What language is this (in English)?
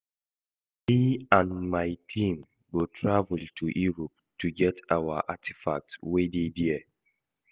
Nigerian Pidgin